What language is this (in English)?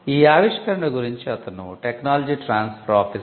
Telugu